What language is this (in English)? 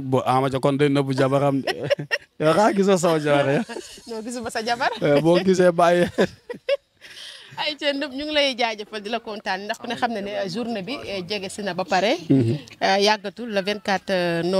Indonesian